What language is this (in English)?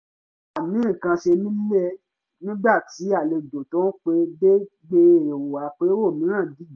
Yoruba